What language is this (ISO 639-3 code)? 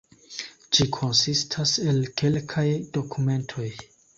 epo